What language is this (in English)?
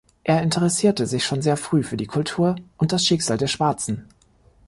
German